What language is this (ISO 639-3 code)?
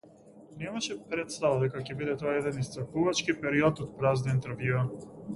mkd